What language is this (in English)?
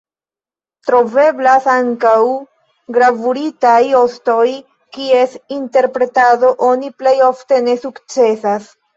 Esperanto